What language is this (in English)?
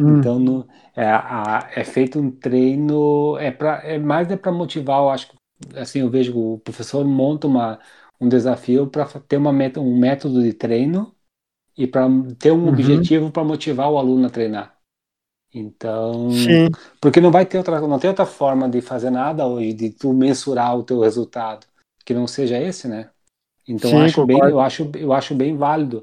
Portuguese